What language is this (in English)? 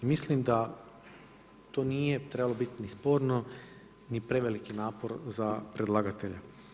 Croatian